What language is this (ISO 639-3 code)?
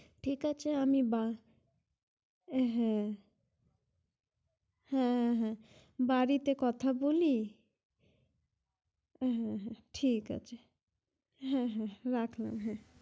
ben